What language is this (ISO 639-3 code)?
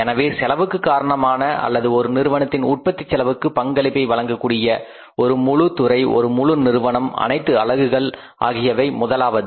tam